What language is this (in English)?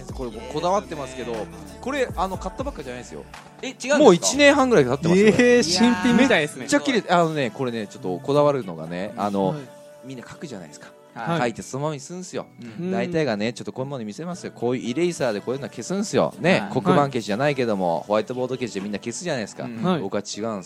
Japanese